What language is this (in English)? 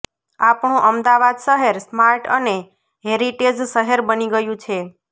Gujarati